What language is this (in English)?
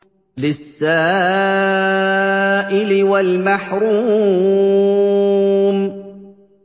Arabic